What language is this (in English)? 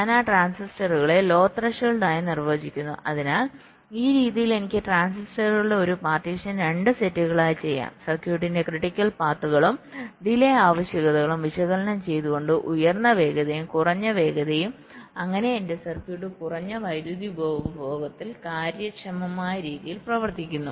Malayalam